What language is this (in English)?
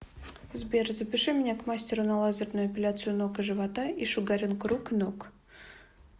Russian